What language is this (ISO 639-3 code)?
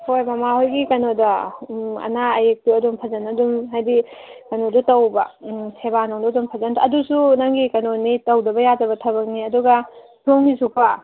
mni